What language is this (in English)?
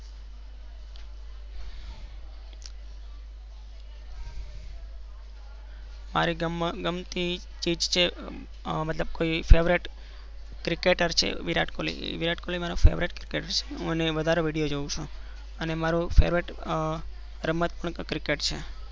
Gujarati